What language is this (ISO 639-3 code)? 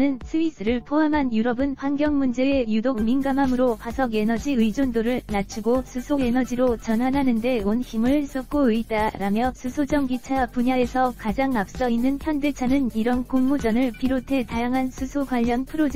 kor